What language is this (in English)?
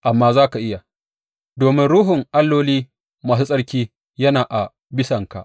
Hausa